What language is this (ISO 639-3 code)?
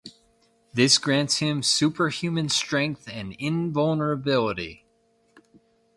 eng